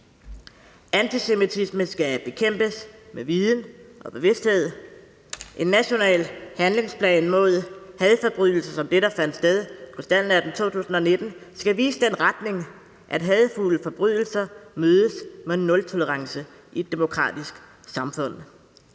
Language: Danish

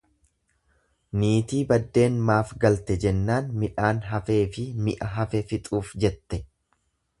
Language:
Oromo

